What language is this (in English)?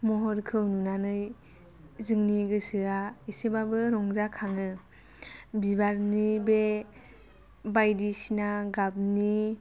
Bodo